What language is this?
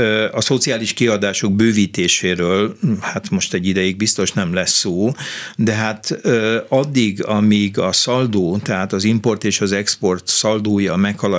Hungarian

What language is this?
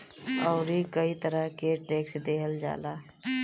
Bhojpuri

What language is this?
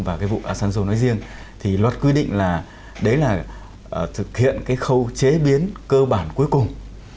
Vietnamese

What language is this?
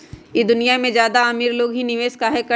Magahi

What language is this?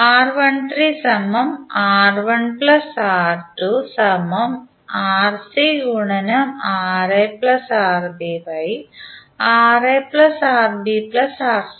Malayalam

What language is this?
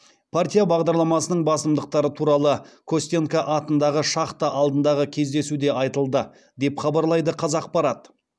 Kazakh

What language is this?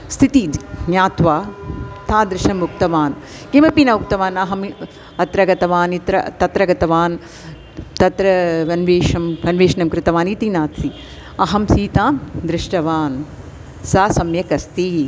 Sanskrit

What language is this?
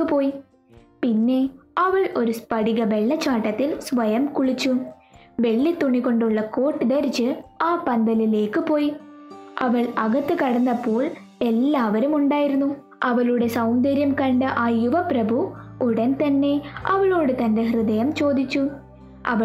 Malayalam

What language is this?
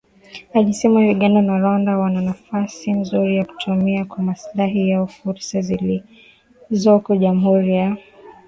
Swahili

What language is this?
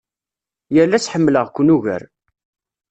Kabyle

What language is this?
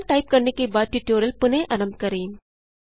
Hindi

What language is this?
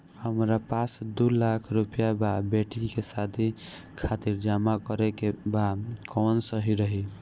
Bhojpuri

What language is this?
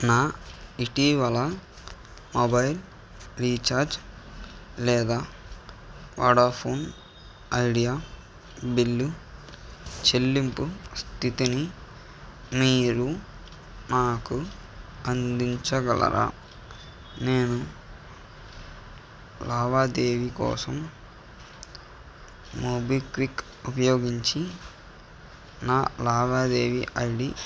Telugu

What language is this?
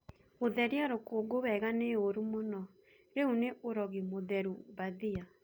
Kikuyu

